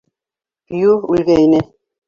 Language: Bashkir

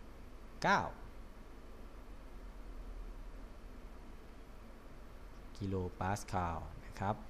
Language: Thai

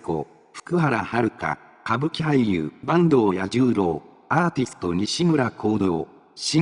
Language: Japanese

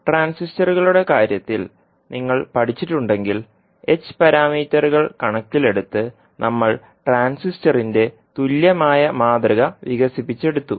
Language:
Malayalam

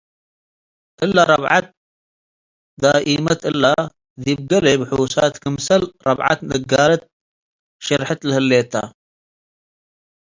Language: Tigre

